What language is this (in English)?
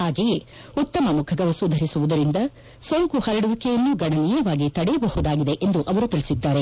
Kannada